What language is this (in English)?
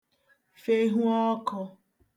Igbo